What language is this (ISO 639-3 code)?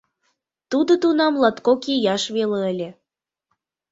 chm